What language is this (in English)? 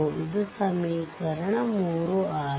Kannada